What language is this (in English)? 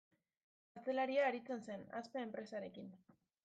Basque